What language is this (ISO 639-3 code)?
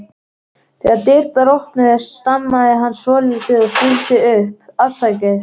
isl